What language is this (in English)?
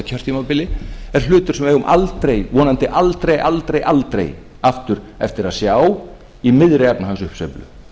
Icelandic